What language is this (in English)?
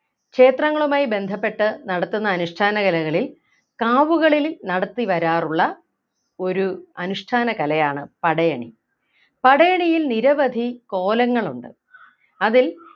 Malayalam